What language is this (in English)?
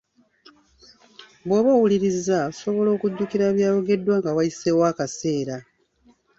Ganda